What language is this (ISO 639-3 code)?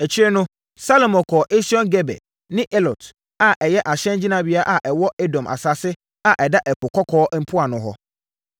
aka